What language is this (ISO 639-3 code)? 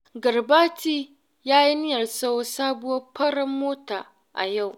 hau